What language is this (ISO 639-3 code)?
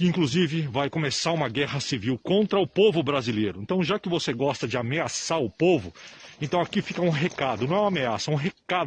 por